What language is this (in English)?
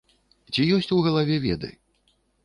Belarusian